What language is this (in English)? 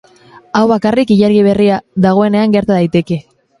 Basque